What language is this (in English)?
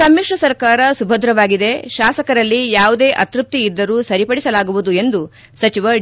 Kannada